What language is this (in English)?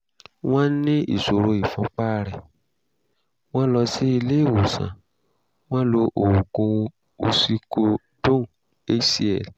Yoruba